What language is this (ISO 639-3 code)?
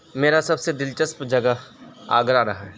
urd